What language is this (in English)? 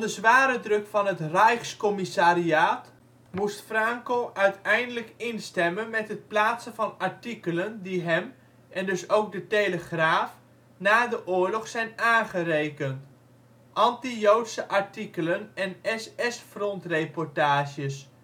Dutch